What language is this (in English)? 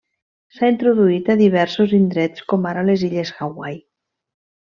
Catalan